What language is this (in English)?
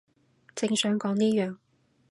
Cantonese